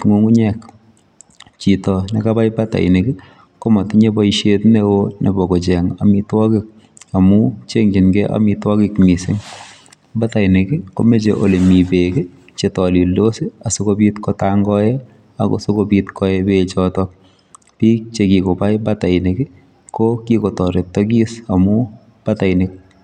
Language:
Kalenjin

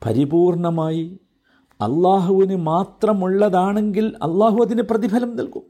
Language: Malayalam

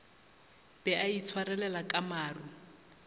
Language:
Northern Sotho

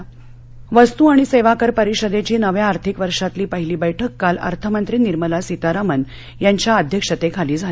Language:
Marathi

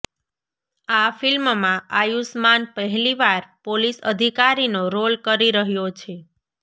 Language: Gujarati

